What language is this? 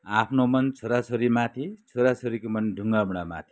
Nepali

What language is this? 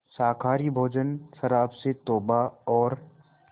Hindi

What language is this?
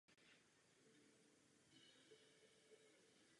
Czech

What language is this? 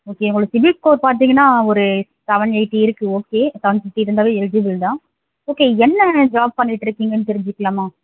Tamil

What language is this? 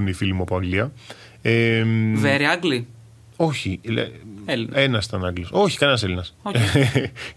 Greek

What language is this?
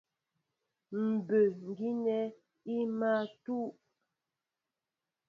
Mbo (Cameroon)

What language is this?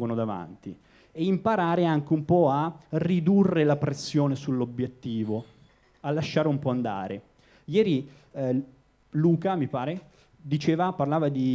Italian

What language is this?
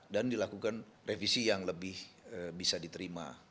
Indonesian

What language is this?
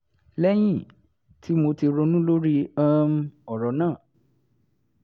Yoruba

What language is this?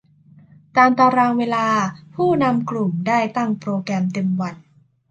Thai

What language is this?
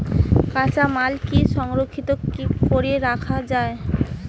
Bangla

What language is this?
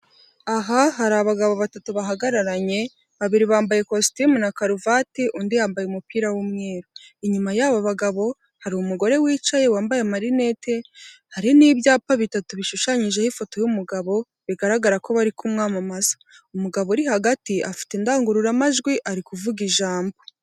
Kinyarwanda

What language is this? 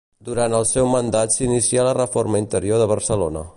Catalan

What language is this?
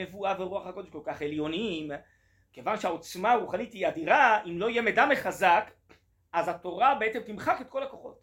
Hebrew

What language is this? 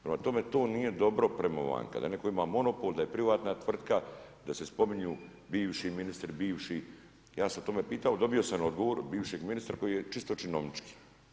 Croatian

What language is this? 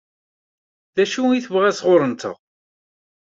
Kabyle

